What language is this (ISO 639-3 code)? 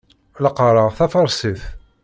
kab